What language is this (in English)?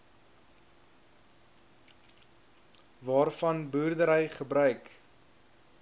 Afrikaans